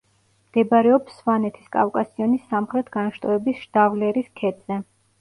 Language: Georgian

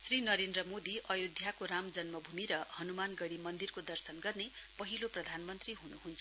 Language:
Nepali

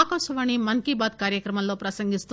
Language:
Telugu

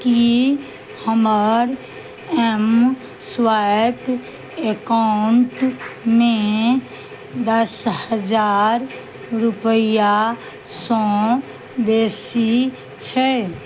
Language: Maithili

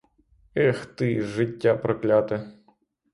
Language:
Ukrainian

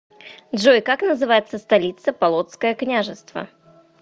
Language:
Russian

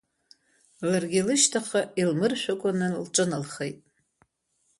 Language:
Abkhazian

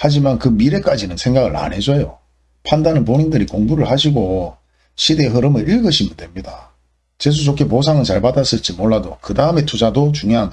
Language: Korean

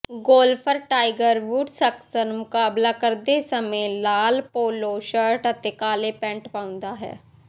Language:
Punjabi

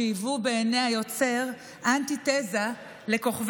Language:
Hebrew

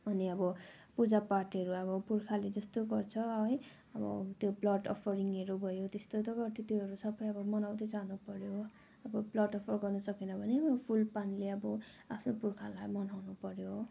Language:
Nepali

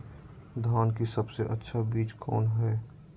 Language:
Magahi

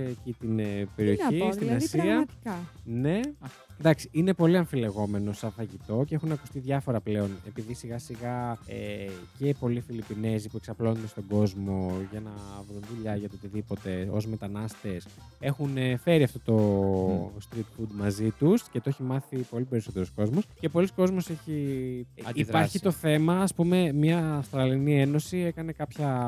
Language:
Greek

